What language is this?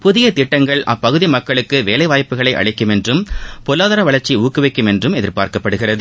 Tamil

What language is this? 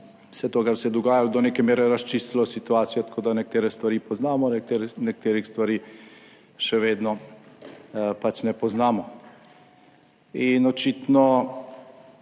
Slovenian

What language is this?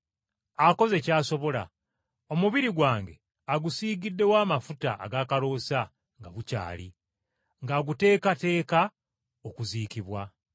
Ganda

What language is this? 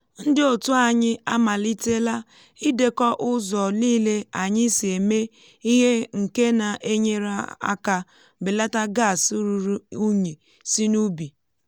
Igbo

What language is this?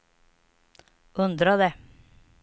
Swedish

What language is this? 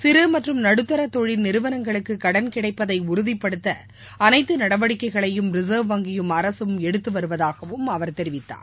Tamil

